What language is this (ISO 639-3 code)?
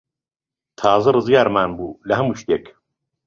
ckb